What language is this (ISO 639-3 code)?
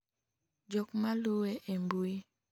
luo